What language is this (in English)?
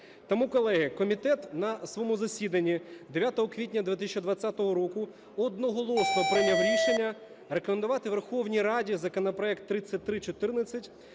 Ukrainian